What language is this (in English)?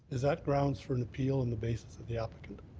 English